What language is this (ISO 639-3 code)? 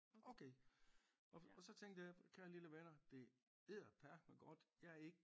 dan